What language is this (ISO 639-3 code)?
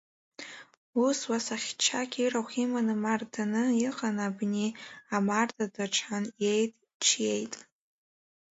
abk